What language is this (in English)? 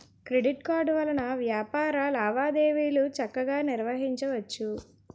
Telugu